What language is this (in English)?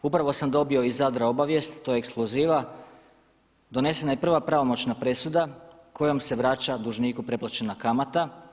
Croatian